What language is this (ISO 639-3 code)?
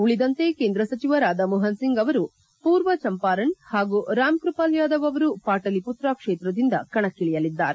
kan